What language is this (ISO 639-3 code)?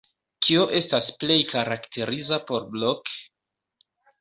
epo